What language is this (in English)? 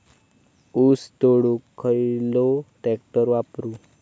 Marathi